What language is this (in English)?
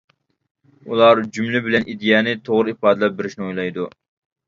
Uyghur